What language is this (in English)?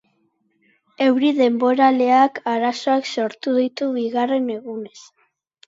Basque